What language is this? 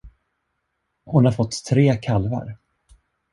Swedish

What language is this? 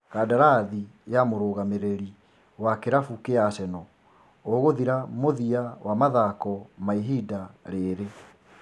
Kikuyu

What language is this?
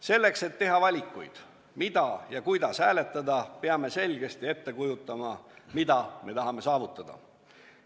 Estonian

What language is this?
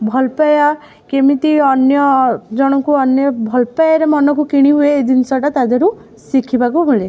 Odia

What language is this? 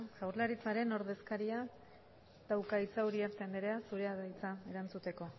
Basque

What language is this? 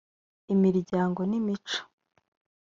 Kinyarwanda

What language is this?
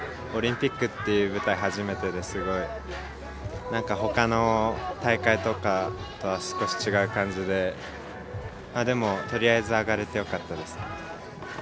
Japanese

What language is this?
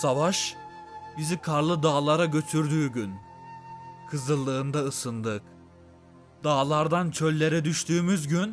Turkish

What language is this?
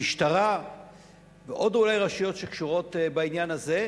Hebrew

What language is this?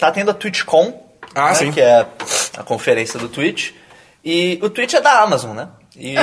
Portuguese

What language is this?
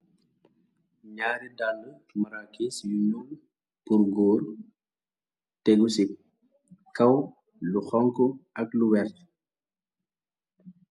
Wolof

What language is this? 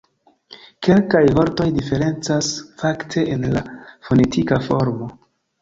Esperanto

